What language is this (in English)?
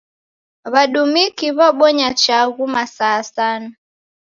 Taita